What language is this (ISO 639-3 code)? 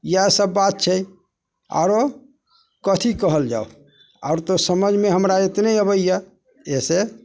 mai